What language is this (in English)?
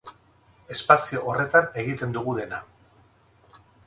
Basque